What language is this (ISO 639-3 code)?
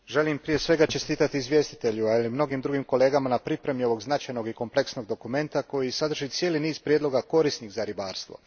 hrv